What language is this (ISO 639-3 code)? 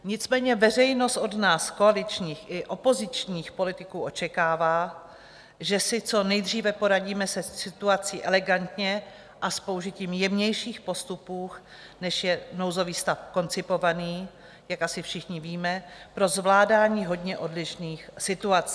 ces